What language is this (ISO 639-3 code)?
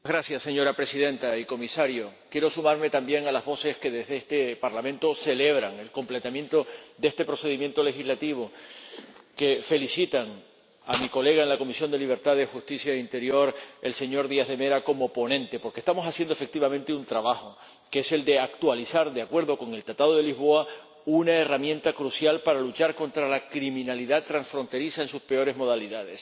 spa